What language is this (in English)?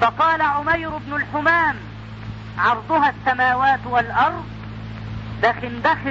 Arabic